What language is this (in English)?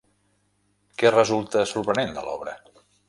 Catalan